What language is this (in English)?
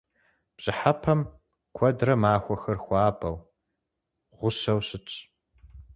Kabardian